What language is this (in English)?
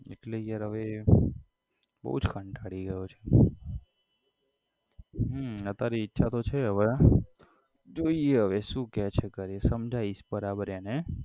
Gujarati